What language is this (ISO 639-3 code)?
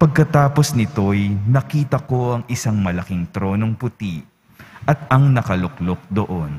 fil